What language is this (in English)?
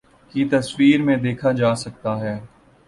Urdu